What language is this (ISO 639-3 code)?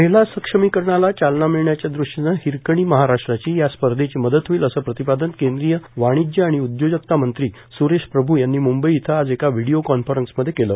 mar